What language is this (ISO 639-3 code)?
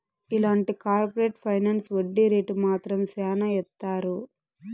tel